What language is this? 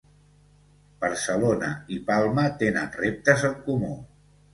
Catalan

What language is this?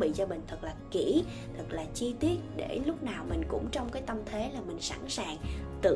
Vietnamese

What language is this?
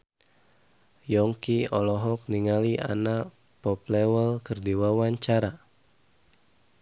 Sundanese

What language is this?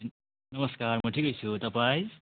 Nepali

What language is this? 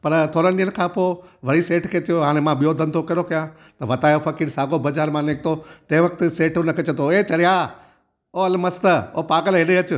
Sindhi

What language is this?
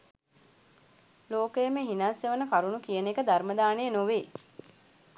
Sinhala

